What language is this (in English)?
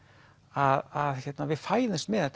Icelandic